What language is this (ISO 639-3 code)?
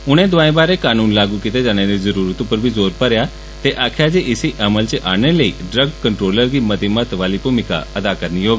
doi